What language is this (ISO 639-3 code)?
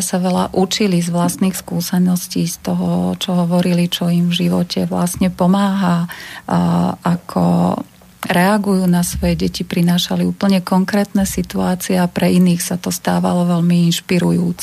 slk